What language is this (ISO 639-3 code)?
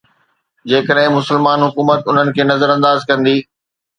snd